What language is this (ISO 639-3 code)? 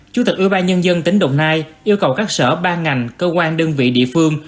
vie